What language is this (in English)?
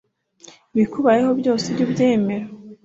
Kinyarwanda